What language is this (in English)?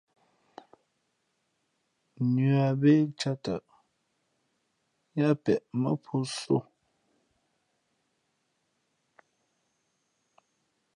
Fe'fe'